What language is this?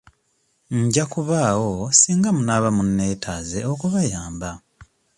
Ganda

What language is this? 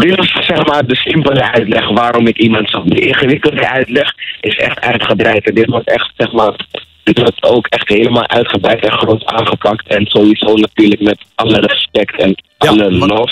Dutch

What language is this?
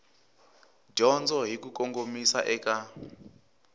Tsonga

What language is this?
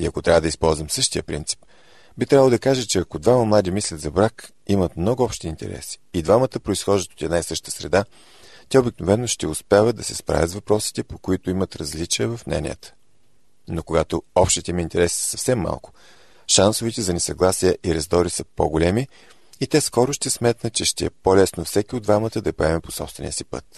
Bulgarian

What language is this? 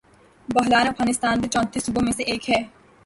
Urdu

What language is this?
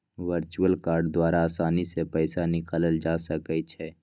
Magahi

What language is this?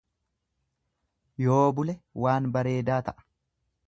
Oromo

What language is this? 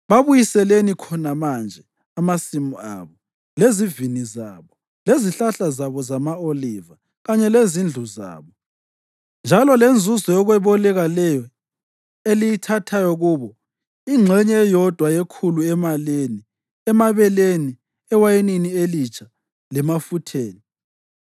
North Ndebele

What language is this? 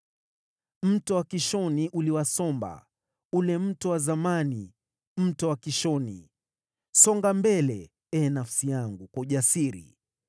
Swahili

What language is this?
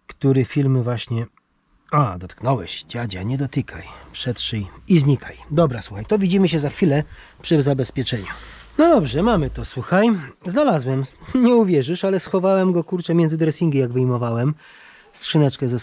Polish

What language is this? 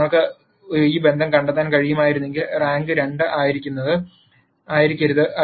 Malayalam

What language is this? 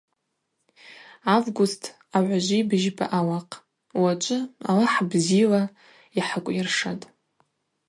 Abaza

